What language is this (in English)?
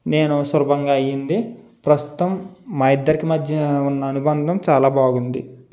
Telugu